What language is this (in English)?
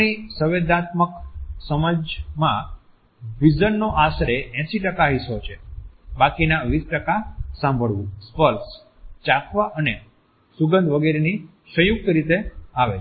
Gujarati